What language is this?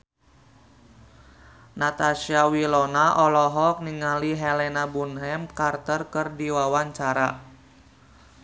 Sundanese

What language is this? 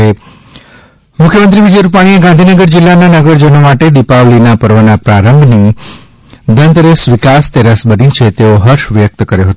Gujarati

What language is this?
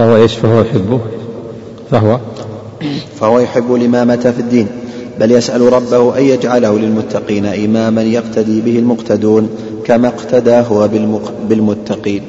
Arabic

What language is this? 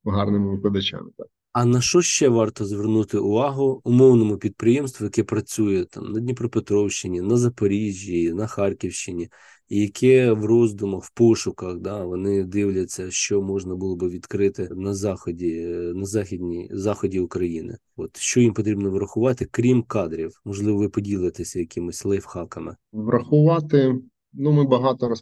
Ukrainian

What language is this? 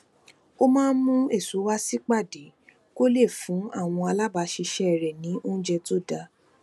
Yoruba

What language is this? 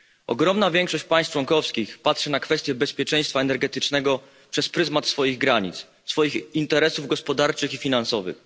Polish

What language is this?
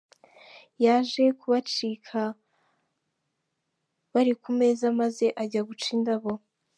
Kinyarwanda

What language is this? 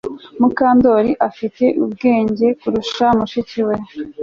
Kinyarwanda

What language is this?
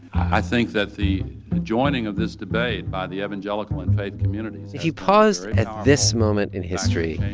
English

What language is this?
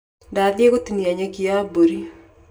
Kikuyu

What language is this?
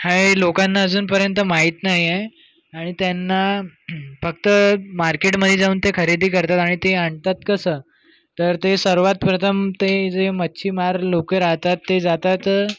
Marathi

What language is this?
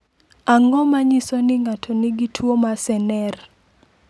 Luo (Kenya and Tanzania)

